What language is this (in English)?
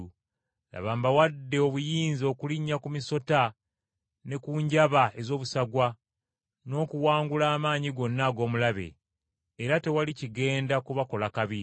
Ganda